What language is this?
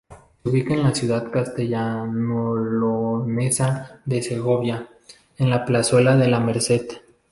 Spanish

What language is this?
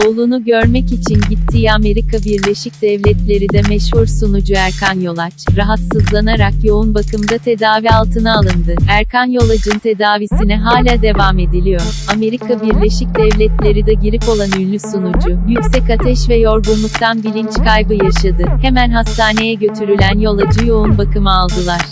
Turkish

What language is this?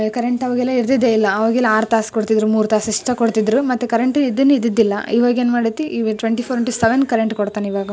Kannada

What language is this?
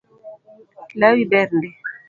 Luo (Kenya and Tanzania)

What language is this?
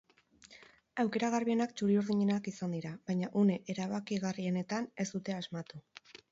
Basque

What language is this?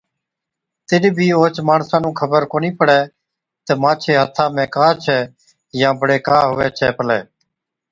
Od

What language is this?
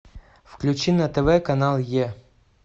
Russian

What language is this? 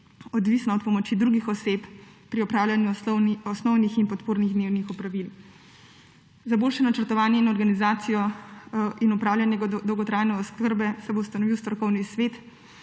Slovenian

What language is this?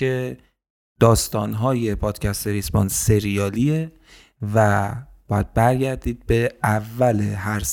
Persian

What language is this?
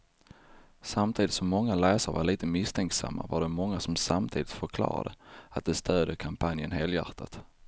Swedish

